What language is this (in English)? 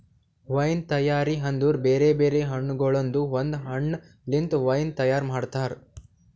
Kannada